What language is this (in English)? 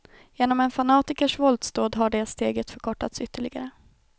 Swedish